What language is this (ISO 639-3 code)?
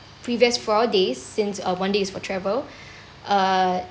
eng